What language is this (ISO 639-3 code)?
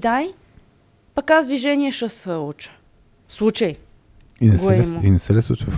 bul